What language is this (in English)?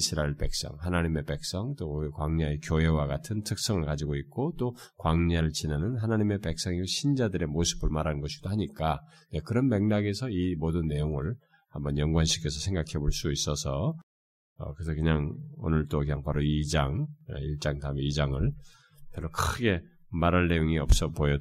Korean